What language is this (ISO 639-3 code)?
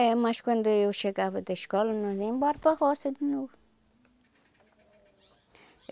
por